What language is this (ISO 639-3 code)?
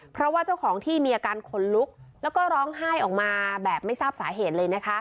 tha